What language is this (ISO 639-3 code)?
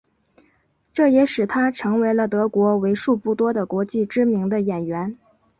zho